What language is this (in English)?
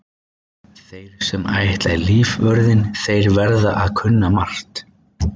Icelandic